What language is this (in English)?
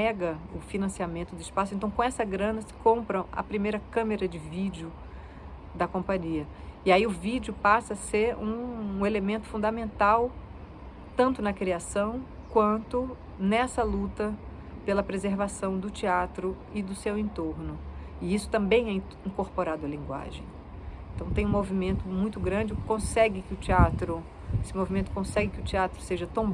Portuguese